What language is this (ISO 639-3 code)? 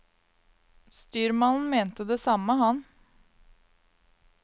nor